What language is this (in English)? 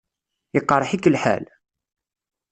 Kabyle